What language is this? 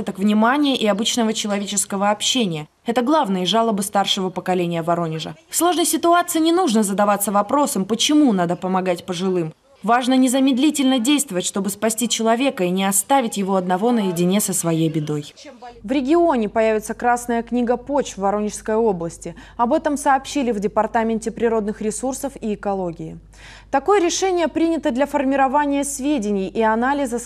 Russian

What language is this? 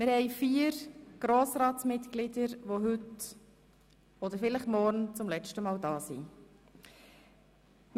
Swiss German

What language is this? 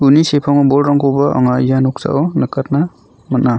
Garo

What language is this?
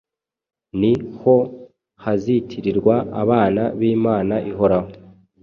Kinyarwanda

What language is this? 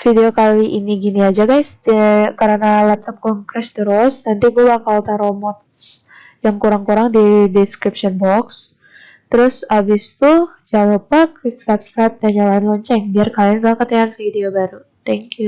Indonesian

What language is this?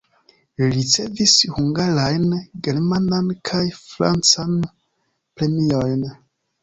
Esperanto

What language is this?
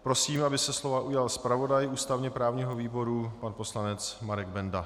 Czech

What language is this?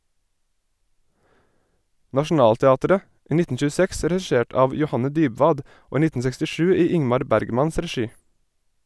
Norwegian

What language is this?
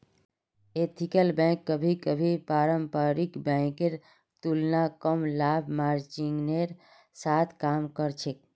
Magahi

